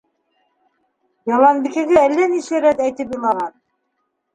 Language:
Bashkir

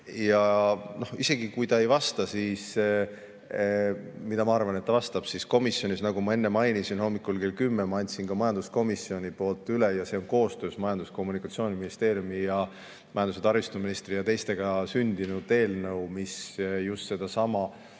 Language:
Estonian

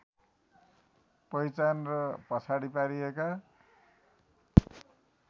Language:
Nepali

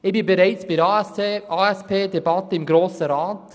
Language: Swiss German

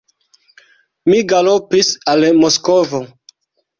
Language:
Esperanto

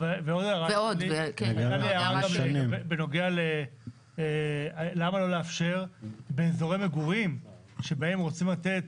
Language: Hebrew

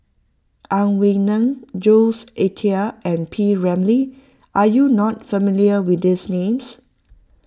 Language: English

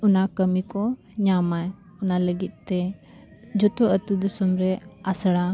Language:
Santali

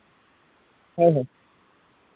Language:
Santali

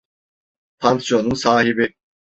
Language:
Turkish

